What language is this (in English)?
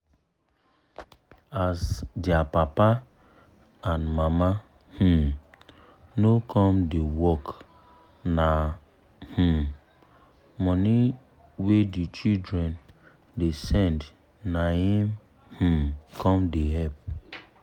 Nigerian Pidgin